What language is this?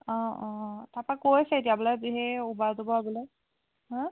Assamese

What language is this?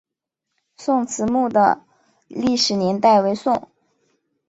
Chinese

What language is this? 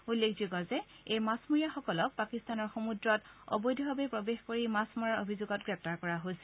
Assamese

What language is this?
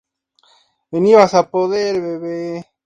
Spanish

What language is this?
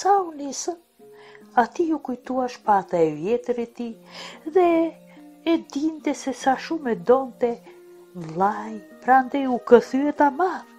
Romanian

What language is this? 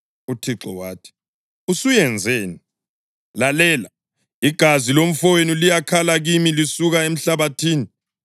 North Ndebele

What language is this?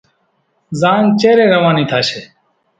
Kachi Koli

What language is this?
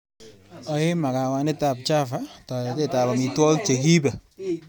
Kalenjin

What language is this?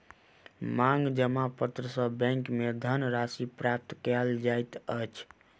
Maithili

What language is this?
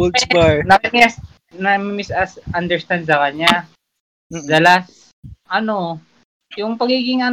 Filipino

